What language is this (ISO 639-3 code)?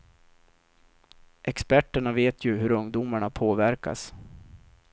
swe